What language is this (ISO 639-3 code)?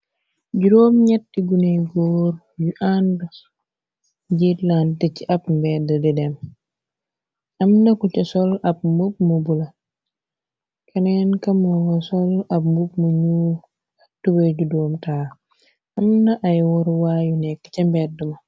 wol